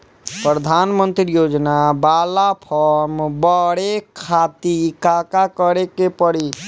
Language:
Bhojpuri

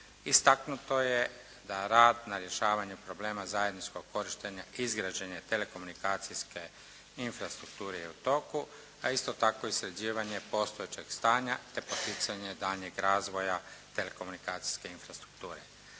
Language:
Croatian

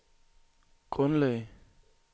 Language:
Danish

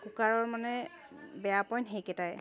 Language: Assamese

